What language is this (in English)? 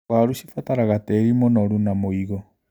Kikuyu